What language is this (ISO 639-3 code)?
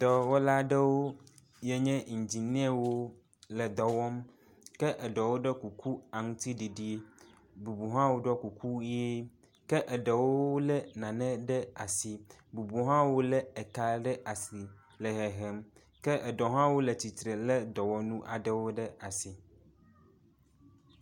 ewe